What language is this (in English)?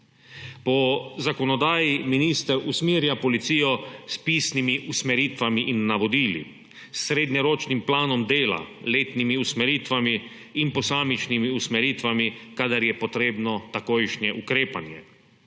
Slovenian